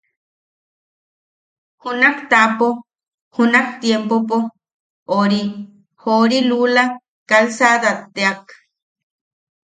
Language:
Yaqui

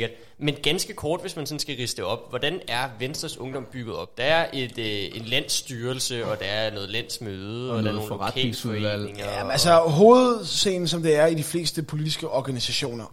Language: Danish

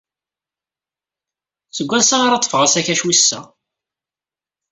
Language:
Kabyle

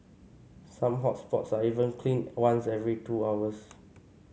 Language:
English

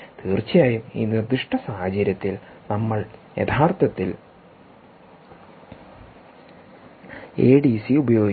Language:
Malayalam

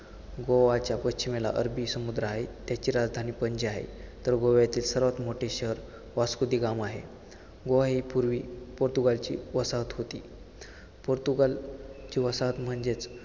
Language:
Marathi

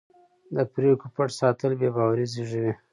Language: Pashto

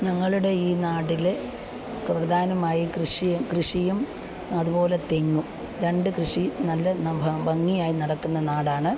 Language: Malayalam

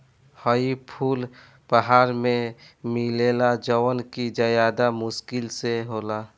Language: Bhojpuri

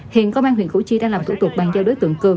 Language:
Vietnamese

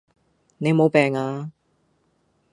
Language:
Cantonese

